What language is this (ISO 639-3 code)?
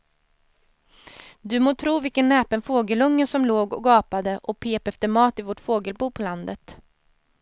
swe